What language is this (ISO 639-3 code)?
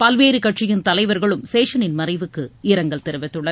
tam